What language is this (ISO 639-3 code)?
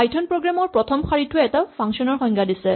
asm